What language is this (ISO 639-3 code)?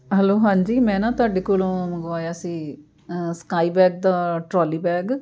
pan